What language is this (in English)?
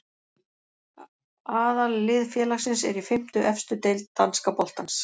Icelandic